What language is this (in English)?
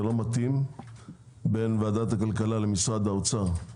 Hebrew